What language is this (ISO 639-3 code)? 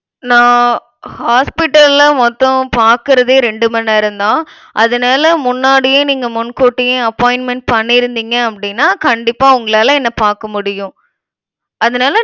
tam